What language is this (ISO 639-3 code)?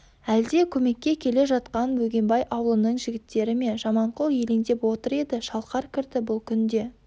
kaz